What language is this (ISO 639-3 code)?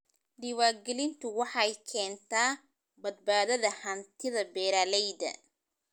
som